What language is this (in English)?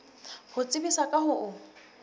Southern Sotho